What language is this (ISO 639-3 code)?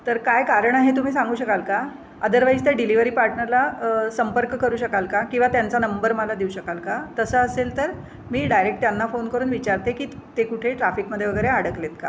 mar